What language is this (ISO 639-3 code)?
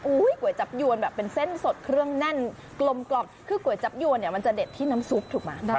tha